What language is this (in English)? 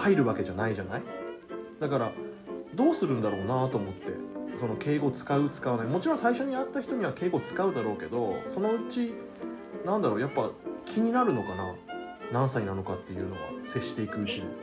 Japanese